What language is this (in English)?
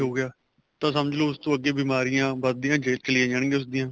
Punjabi